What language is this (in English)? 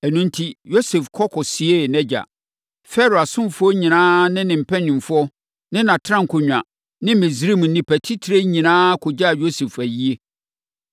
Akan